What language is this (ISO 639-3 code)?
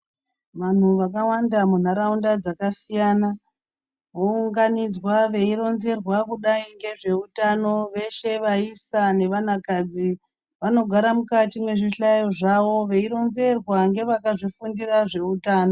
ndc